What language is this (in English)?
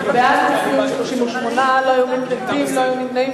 Hebrew